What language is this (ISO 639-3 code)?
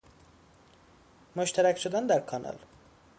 fas